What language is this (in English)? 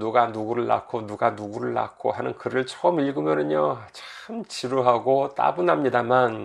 Korean